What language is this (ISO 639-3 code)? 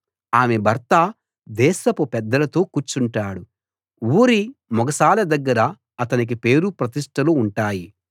tel